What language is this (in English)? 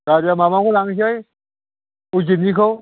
Bodo